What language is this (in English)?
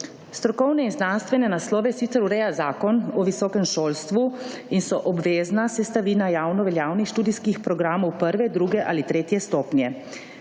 Slovenian